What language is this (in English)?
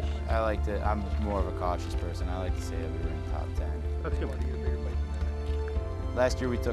English